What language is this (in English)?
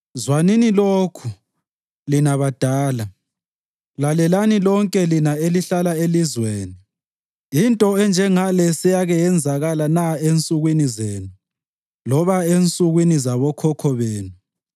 North Ndebele